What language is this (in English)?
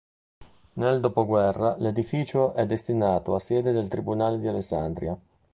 Italian